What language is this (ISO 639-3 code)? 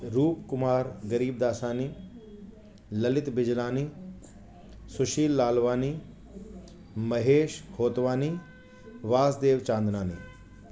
snd